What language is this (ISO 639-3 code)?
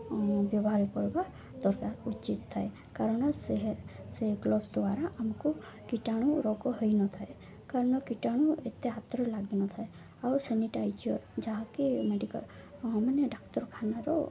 ori